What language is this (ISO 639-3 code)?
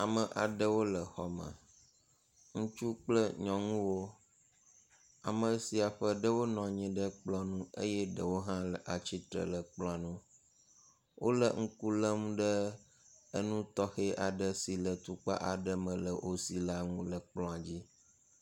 ewe